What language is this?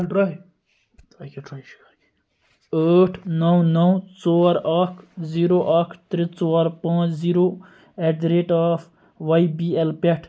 Kashmiri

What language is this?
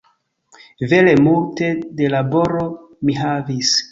Esperanto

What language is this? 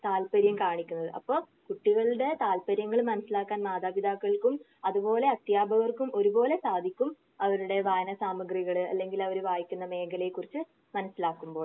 Malayalam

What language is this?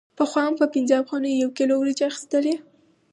Pashto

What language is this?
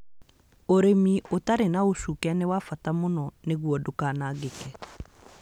Kikuyu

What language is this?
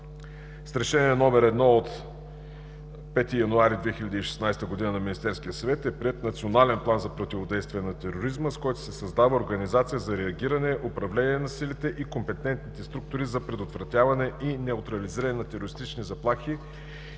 Bulgarian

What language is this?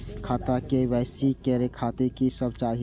Maithili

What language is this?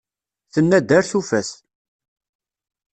Kabyle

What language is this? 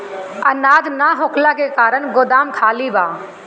Bhojpuri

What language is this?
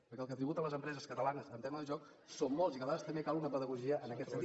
Catalan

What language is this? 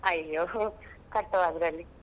Kannada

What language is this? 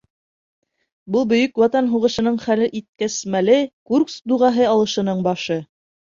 Bashkir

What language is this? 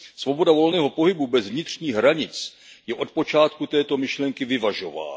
Czech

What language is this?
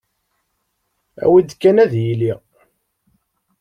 Kabyle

